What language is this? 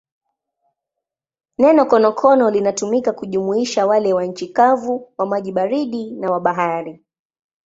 Swahili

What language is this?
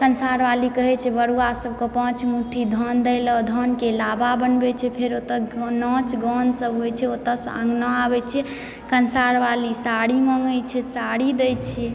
Maithili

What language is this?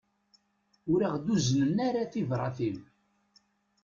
Kabyle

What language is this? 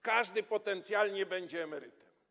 Polish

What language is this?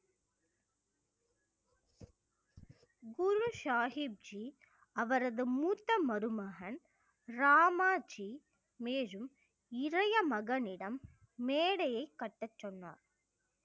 Tamil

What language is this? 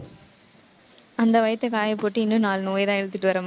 Tamil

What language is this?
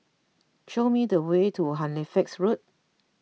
English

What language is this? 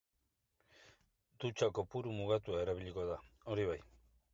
Basque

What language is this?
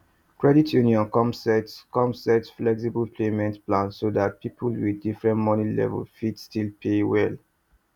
Nigerian Pidgin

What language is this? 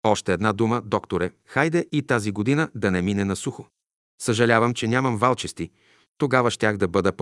Bulgarian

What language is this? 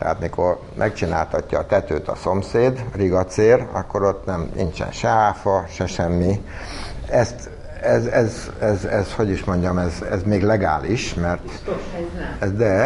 Hungarian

